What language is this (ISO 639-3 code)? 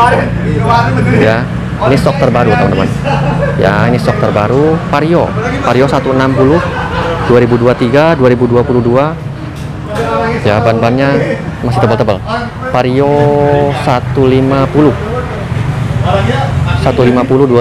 ind